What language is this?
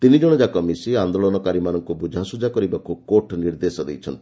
Odia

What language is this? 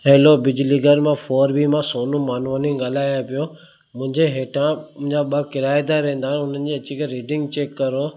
Sindhi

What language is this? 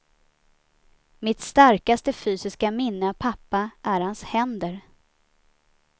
Swedish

